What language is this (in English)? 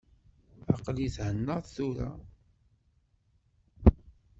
Kabyle